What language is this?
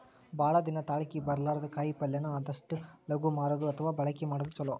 Kannada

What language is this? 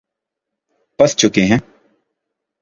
Urdu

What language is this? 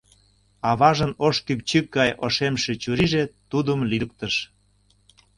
Mari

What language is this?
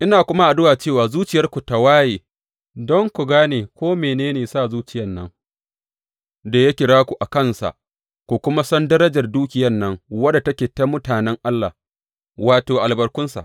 Hausa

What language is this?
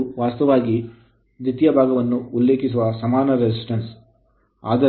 Kannada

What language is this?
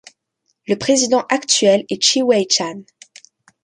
French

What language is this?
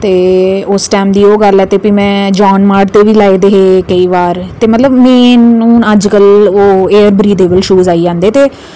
Dogri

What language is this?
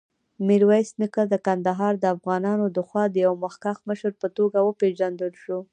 Pashto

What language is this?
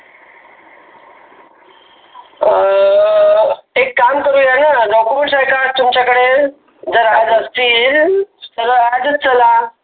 Marathi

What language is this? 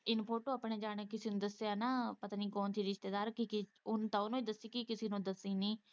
Punjabi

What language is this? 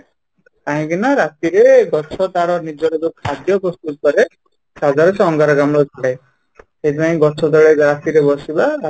Odia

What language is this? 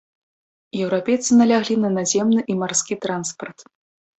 Belarusian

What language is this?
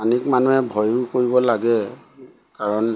Assamese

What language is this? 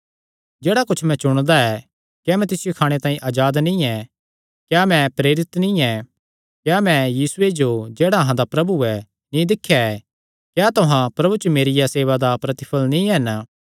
Kangri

